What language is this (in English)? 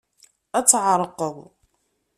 Kabyle